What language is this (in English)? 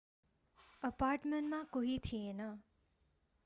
Nepali